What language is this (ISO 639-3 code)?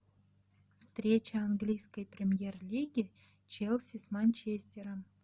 rus